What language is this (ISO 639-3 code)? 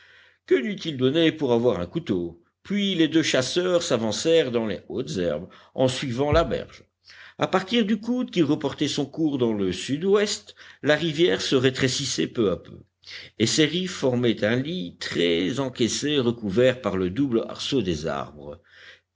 fra